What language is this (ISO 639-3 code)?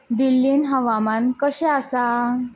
kok